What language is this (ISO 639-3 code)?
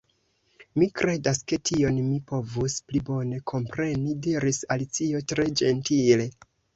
epo